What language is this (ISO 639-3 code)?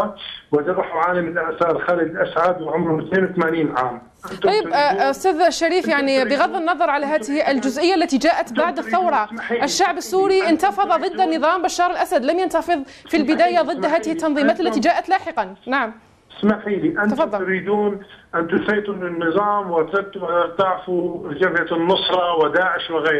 ara